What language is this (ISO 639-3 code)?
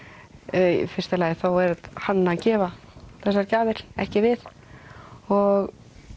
isl